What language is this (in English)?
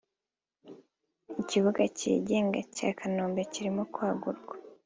Kinyarwanda